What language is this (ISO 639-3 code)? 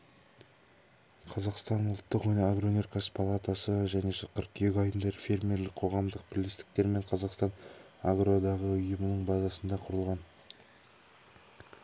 kaz